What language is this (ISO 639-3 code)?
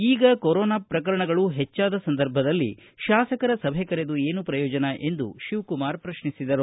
kan